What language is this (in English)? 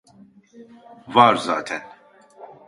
Turkish